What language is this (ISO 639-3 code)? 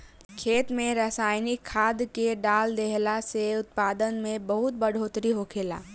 bho